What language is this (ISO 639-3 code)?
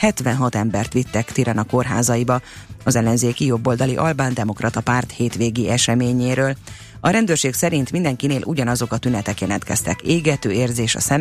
hun